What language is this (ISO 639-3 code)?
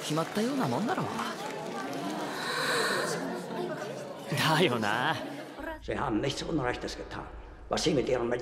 deu